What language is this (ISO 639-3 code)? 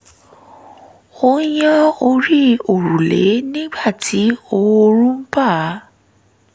yor